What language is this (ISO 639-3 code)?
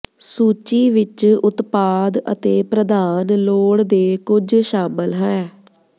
pan